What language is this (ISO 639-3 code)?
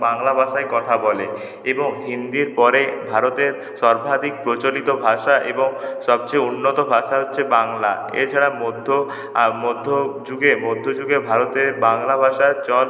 ben